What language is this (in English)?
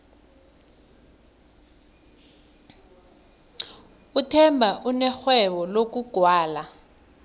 South Ndebele